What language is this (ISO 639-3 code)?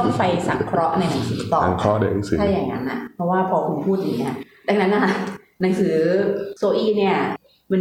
tha